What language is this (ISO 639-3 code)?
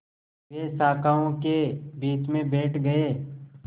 hin